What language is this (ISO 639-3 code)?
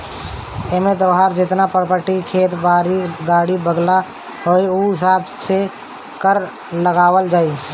bho